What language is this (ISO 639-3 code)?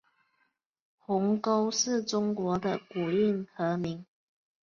zho